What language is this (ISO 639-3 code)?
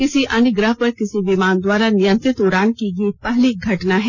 hin